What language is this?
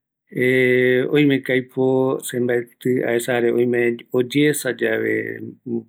Eastern Bolivian Guaraní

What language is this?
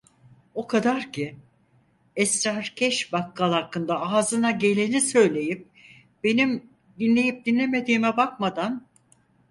Turkish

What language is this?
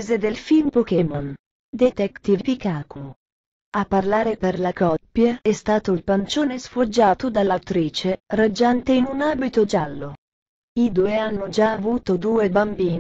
Italian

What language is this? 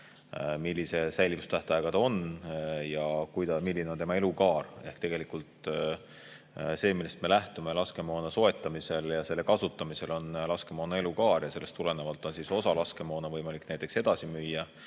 Estonian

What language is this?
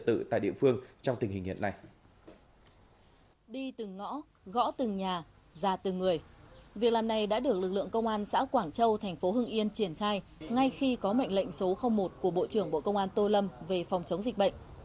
Vietnamese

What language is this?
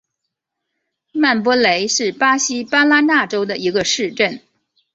Chinese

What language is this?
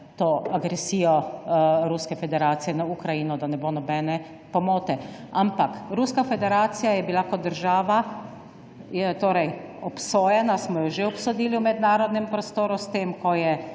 Slovenian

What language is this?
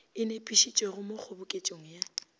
Northern Sotho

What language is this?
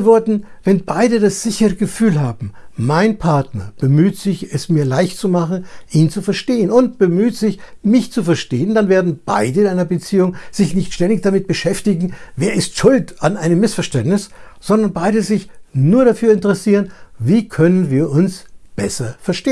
German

